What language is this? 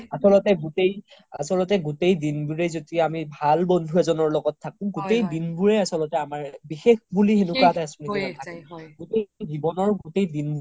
Assamese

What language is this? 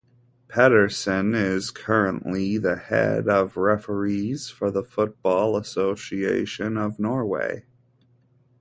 English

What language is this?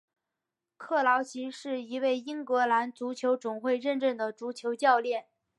Chinese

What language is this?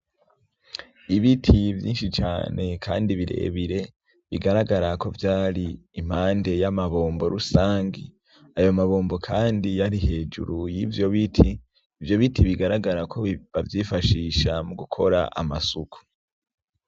Rundi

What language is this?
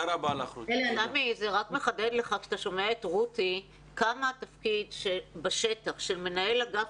Hebrew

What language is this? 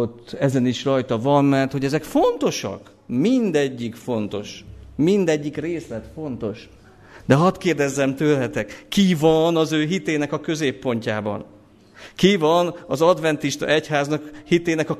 Hungarian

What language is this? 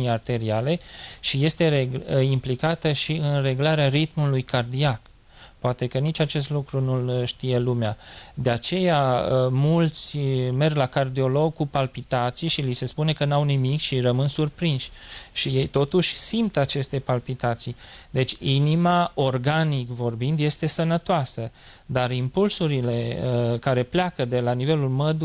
Romanian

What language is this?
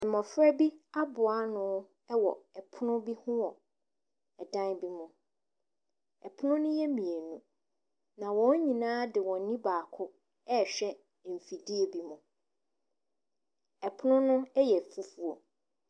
Akan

